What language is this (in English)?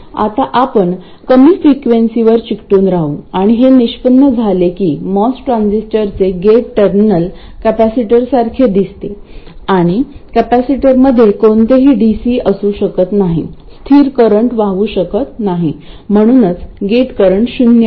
Marathi